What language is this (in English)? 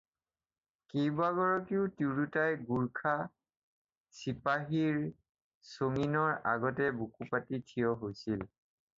Assamese